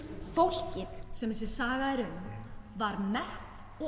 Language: Icelandic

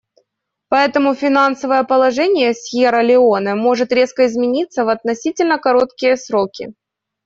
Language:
Russian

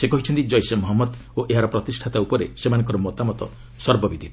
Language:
Odia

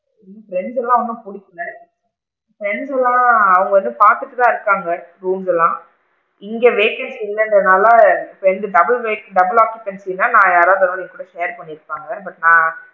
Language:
Tamil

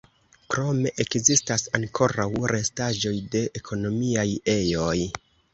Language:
Esperanto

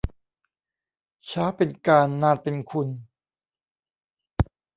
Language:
Thai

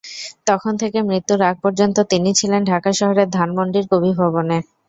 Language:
Bangla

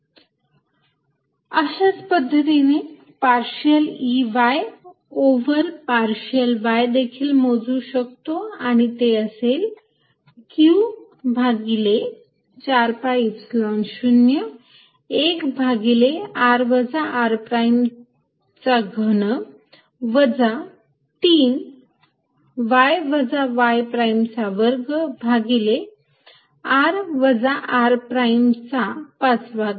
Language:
Marathi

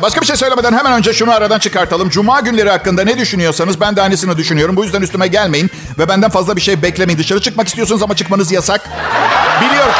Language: Turkish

